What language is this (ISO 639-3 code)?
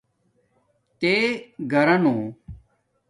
dmk